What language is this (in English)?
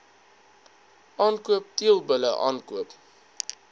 Afrikaans